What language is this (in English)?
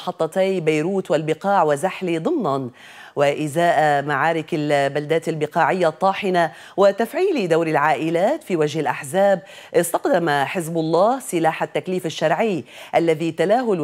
Arabic